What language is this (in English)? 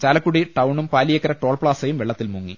Malayalam